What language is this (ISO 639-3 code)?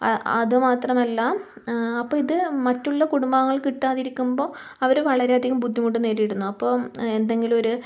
mal